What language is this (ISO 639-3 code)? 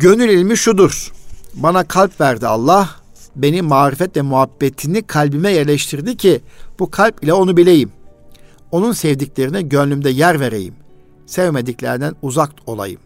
tur